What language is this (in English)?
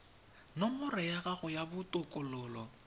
Tswana